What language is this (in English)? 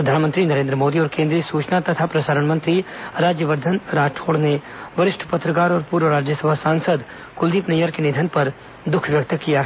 Hindi